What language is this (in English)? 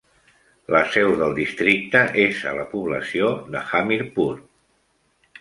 Catalan